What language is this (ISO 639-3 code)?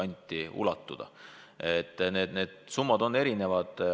est